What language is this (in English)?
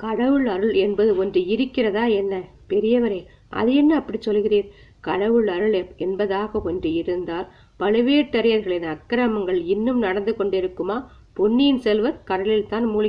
Tamil